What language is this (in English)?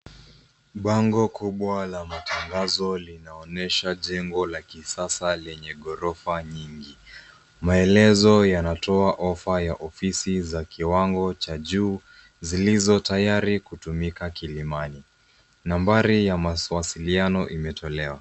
Swahili